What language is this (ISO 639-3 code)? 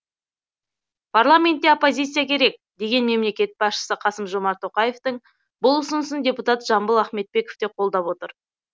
kaz